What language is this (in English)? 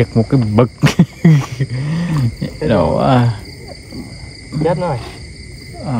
Vietnamese